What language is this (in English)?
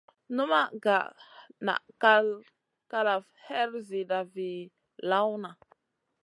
Masana